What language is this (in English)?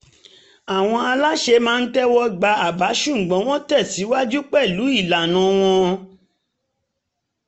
Yoruba